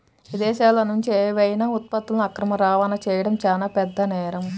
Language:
Telugu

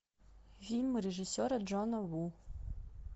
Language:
Russian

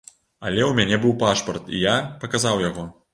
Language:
Belarusian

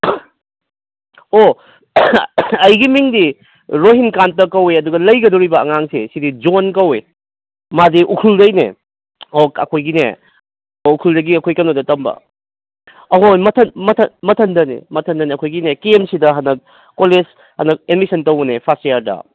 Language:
Manipuri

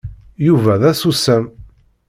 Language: Kabyle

